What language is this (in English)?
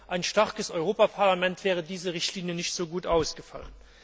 German